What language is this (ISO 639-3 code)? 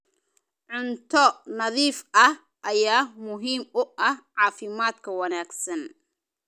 som